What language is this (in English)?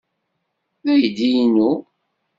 Kabyle